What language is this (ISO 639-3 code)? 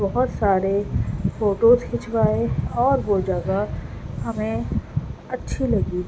urd